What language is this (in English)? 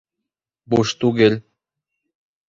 Bashkir